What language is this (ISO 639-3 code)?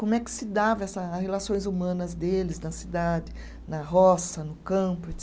por